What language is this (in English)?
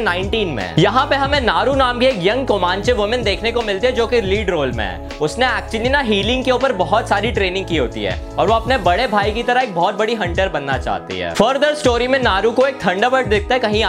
Hindi